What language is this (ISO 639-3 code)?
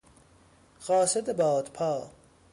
fas